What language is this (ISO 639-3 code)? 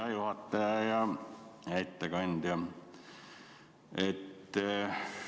est